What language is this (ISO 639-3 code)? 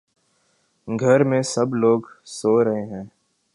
urd